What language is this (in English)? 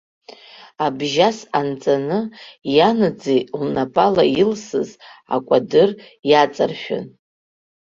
Abkhazian